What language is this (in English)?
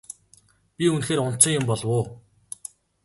Mongolian